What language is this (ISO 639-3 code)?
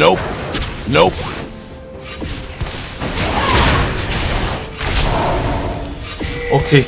kor